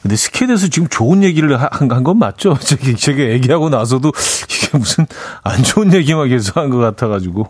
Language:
Korean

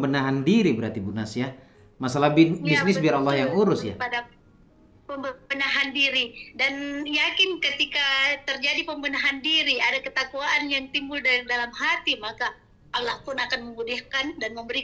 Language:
Indonesian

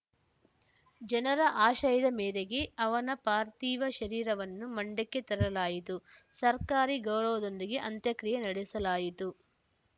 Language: Kannada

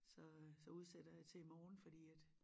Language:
Danish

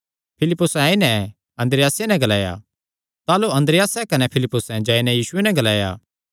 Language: Kangri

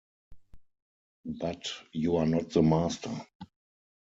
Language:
English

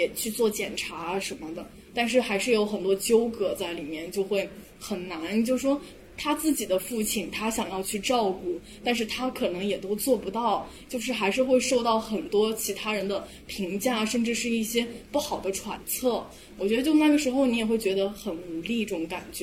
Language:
Chinese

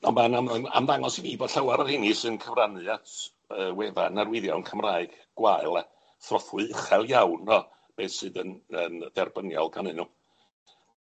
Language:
Welsh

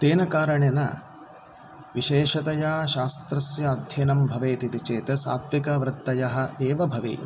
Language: Sanskrit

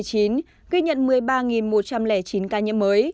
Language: Vietnamese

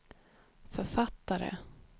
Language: Swedish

